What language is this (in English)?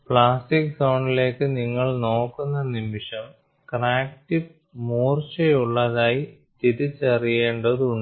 Malayalam